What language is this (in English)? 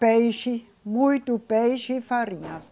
Portuguese